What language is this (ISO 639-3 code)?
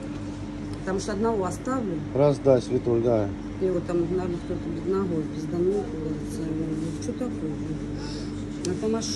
rus